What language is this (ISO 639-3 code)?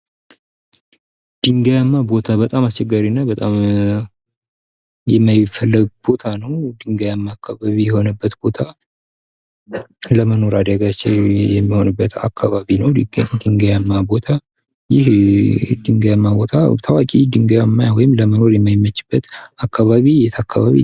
amh